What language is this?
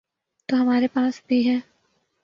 Urdu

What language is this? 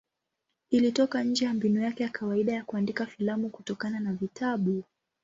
Swahili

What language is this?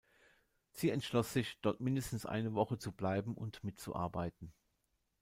German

